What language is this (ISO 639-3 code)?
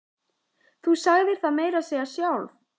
isl